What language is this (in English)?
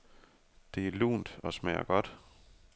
Danish